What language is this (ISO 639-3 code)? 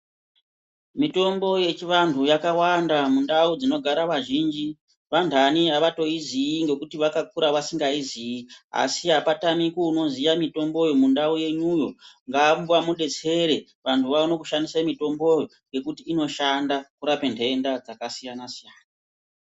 ndc